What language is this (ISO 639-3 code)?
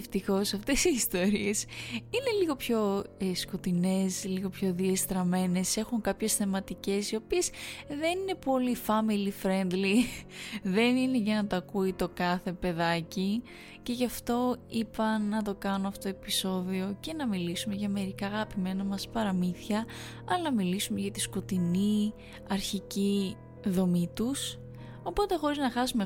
ell